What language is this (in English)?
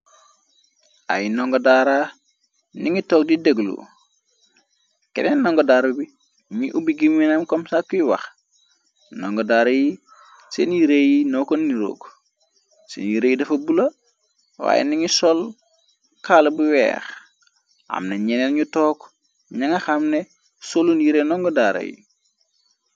Wolof